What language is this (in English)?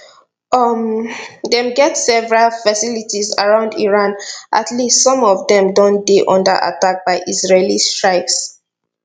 Nigerian Pidgin